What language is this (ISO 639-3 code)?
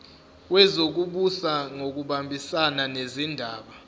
zul